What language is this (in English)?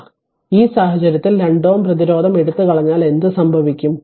Malayalam